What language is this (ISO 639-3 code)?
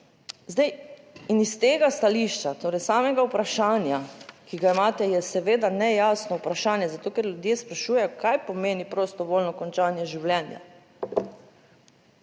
slv